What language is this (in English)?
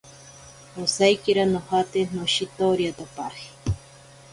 Ashéninka Perené